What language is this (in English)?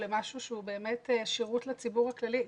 Hebrew